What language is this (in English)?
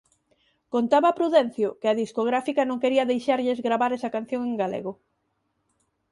Galician